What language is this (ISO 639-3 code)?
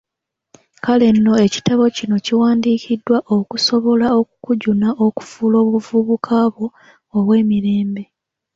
lug